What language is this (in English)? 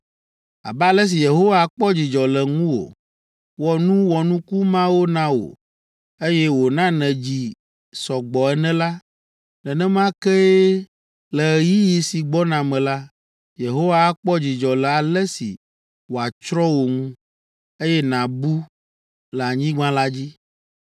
Ewe